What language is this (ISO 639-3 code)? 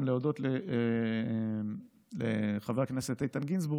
heb